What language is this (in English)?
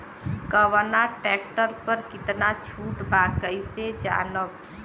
Bhojpuri